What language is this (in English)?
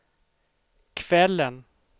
Swedish